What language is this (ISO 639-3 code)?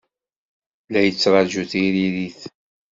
kab